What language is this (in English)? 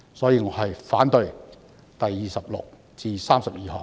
Cantonese